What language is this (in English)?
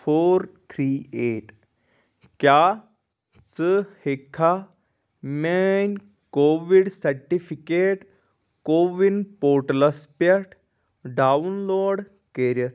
Kashmiri